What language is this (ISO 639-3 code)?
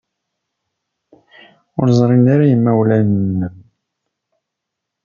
kab